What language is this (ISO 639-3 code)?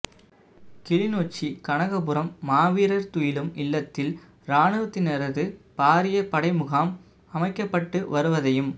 tam